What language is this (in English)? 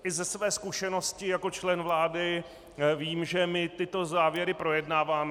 Czech